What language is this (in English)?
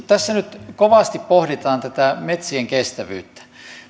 Finnish